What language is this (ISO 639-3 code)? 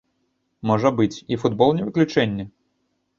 bel